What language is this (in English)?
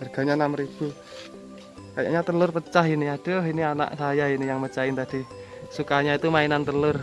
Indonesian